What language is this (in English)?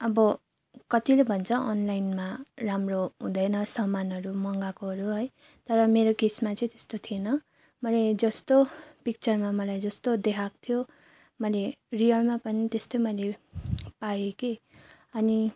Nepali